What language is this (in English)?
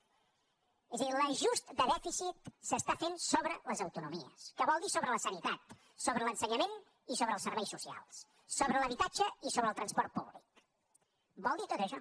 Catalan